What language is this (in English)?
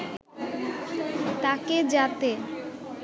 Bangla